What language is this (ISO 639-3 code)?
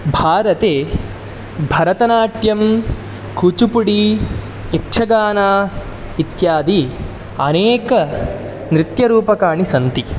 san